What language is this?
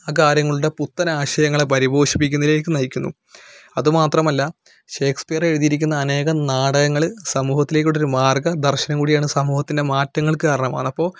Malayalam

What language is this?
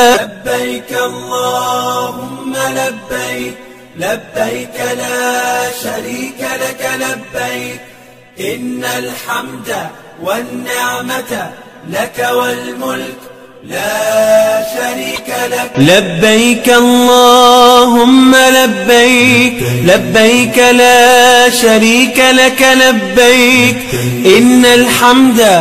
Arabic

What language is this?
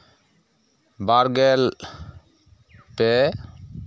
Santali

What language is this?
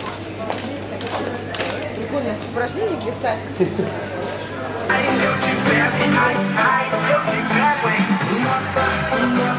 Ukrainian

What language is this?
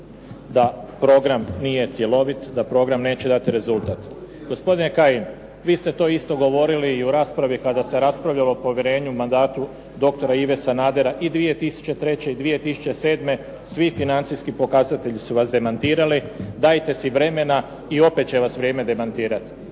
Croatian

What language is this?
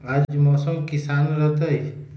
Magahi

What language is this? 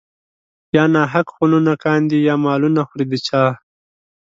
Pashto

